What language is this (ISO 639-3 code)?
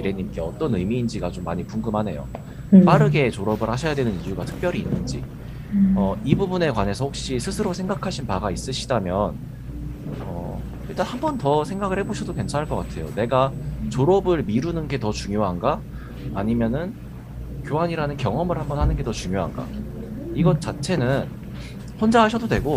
kor